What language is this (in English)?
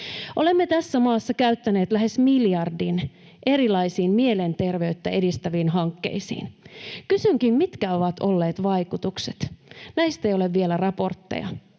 Finnish